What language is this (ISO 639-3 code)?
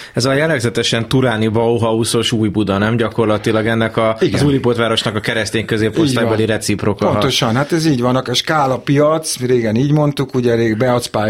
hun